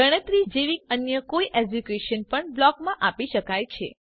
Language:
Gujarati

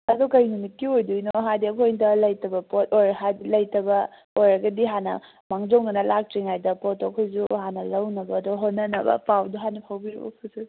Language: Manipuri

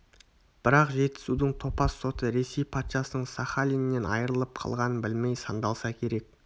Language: Kazakh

